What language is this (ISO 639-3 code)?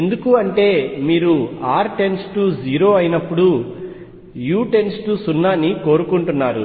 tel